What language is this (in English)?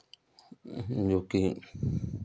Hindi